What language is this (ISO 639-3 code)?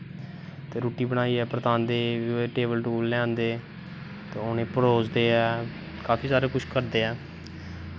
doi